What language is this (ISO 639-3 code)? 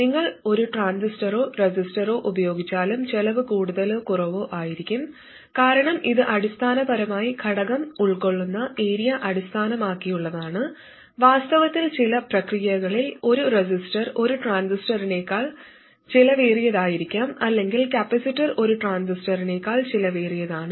mal